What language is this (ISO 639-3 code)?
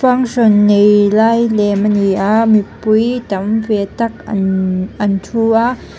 lus